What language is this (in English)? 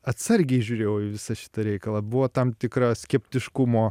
Lithuanian